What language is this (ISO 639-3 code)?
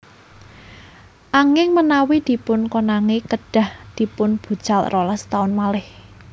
jav